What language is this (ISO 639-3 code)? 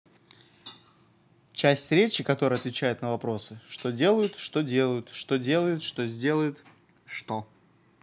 rus